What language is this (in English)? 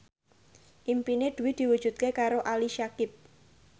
Javanese